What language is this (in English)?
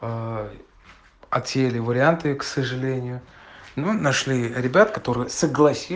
Russian